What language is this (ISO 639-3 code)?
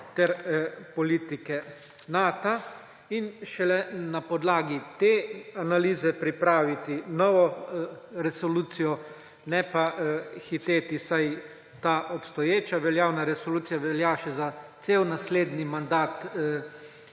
slv